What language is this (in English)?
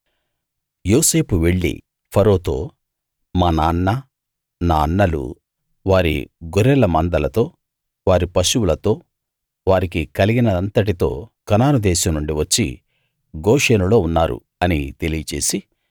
Telugu